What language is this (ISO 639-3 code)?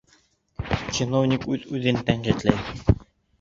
bak